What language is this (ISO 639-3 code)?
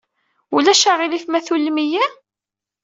kab